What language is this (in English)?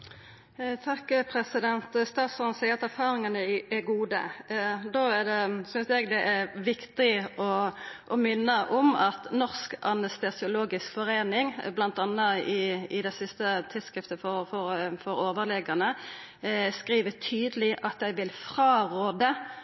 Norwegian Nynorsk